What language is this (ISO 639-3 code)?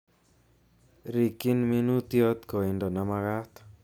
kln